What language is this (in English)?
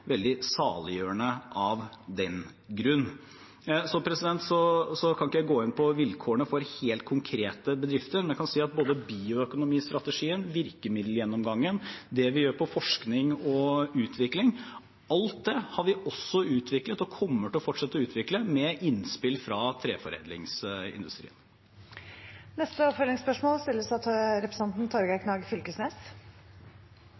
Norwegian